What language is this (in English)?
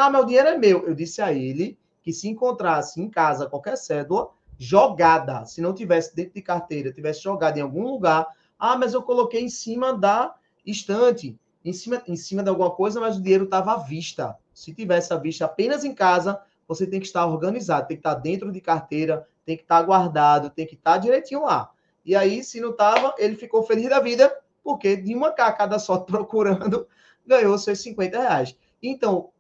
Portuguese